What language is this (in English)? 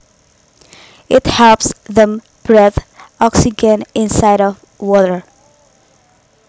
Javanese